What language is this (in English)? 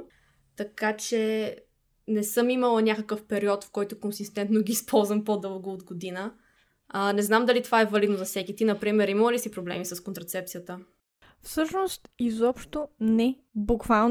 Bulgarian